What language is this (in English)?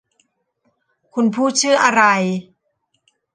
Thai